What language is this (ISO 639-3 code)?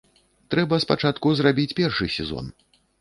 bel